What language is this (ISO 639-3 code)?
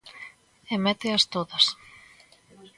glg